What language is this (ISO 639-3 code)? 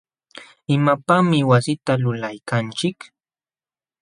qxw